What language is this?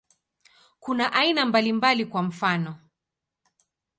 Swahili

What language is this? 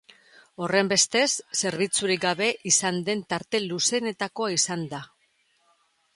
Basque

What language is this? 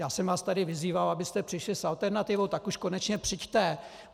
Czech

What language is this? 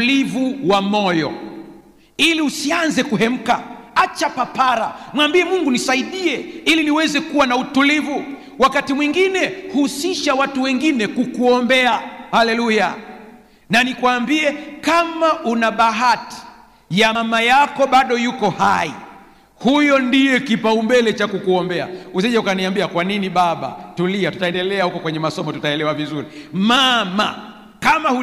Swahili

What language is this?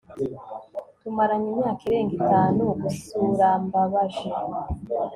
Kinyarwanda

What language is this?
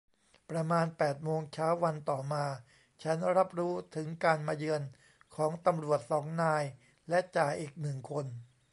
Thai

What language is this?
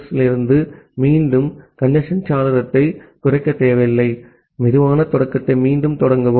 Tamil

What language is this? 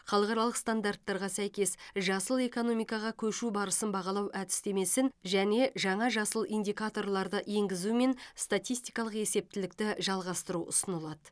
Kazakh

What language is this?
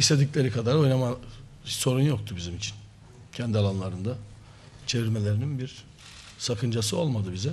Turkish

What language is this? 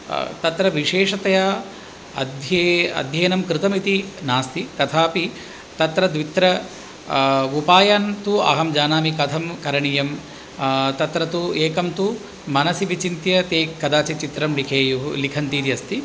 Sanskrit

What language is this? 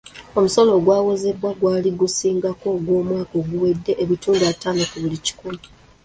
Ganda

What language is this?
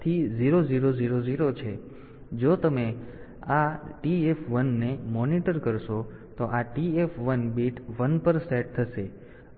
Gujarati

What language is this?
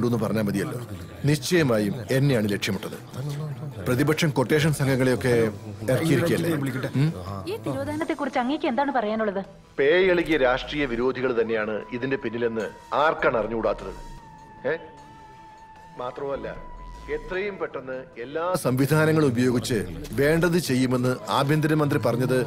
Malayalam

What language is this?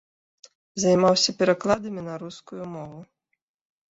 Belarusian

